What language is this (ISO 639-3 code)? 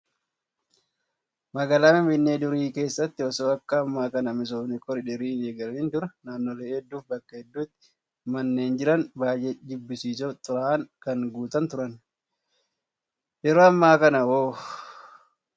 orm